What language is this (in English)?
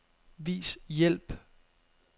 Danish